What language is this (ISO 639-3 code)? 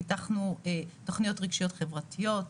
heb